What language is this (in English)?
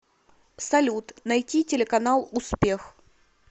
Russian